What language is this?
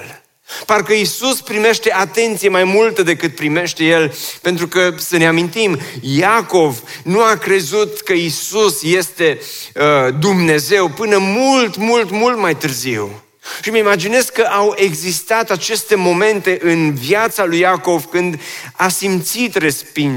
Romanian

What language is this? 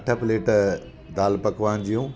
Sindhi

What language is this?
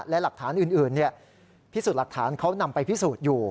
Thai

